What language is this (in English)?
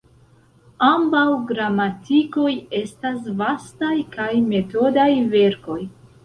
Esperanto